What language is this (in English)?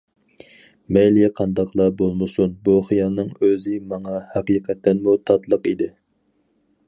Uyghur